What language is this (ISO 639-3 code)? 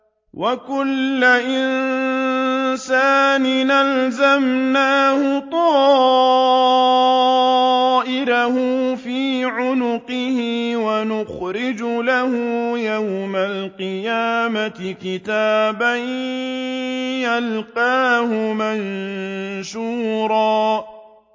ara